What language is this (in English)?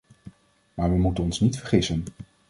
Dutch